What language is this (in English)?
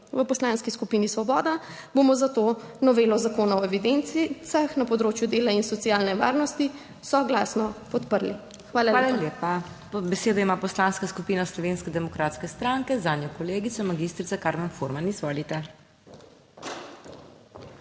Slovenian